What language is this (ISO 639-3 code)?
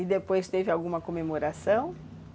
por